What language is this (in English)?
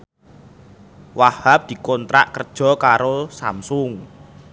Javanese